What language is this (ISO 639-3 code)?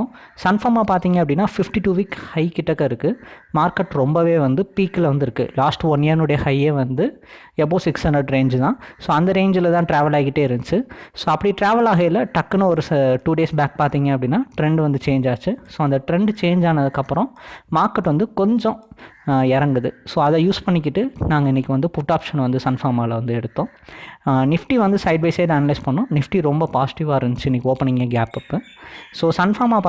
ind